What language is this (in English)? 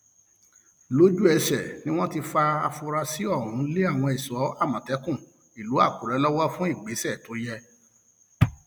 Yoruba